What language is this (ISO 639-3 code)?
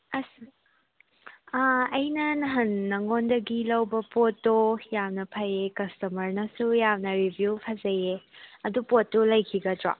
mni